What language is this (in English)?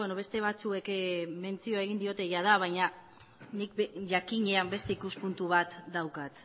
Basque